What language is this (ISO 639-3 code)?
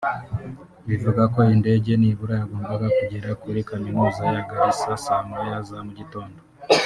kin